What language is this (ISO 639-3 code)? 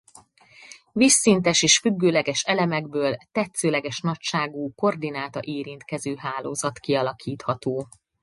hun